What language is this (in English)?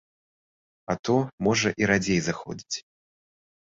Belarusian